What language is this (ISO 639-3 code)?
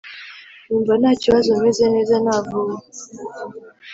kin